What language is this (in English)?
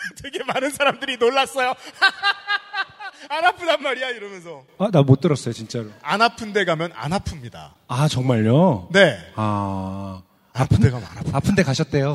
Korean